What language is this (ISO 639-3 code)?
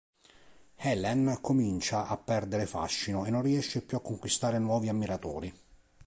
ita